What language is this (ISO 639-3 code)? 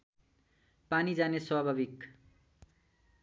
nep